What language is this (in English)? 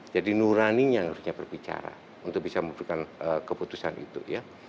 Indonesian